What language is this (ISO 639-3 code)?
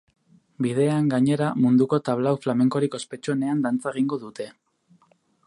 eus